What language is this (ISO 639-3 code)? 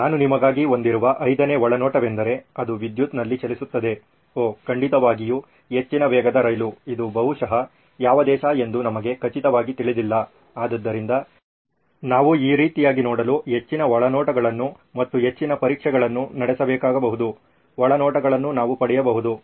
kan